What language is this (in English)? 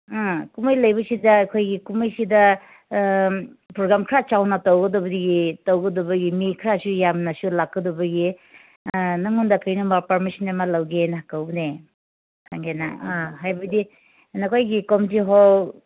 Manipuri